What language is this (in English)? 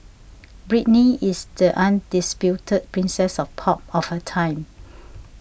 English